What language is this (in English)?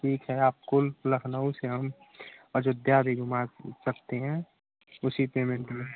Hindi